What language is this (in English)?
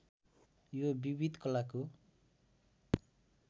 Nepali